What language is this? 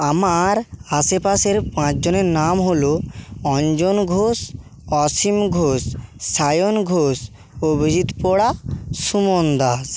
Bangla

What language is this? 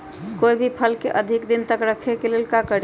Magahi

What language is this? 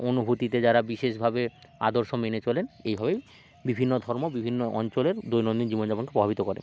Bangla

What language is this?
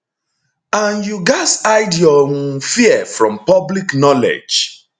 Nigerian Pidgin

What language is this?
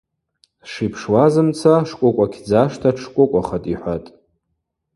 Abaza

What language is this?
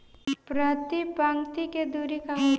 Bhojpuri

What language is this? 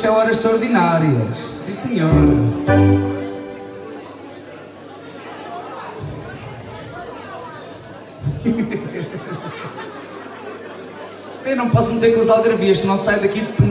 Portuguese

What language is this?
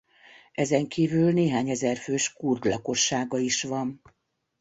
Hungarian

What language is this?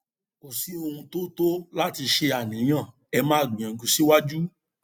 Yoruba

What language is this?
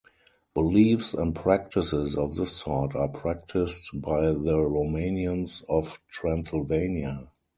English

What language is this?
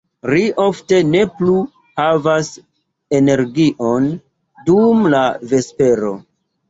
Esperanto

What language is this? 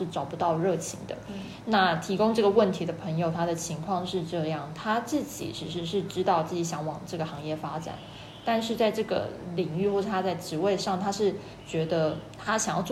Chinese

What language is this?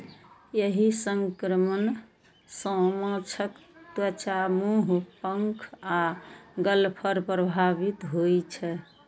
Maithili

